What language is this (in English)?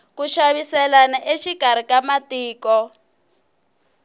Tsonga